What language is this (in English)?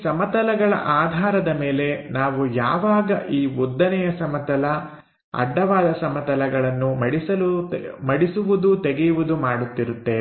Kannada